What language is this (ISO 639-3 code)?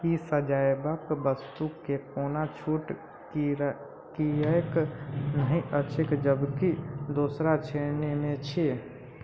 mai